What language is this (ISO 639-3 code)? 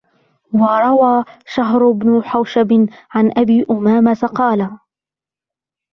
ara